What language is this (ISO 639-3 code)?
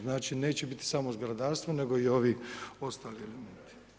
hrv